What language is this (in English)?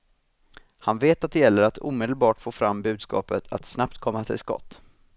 Swedish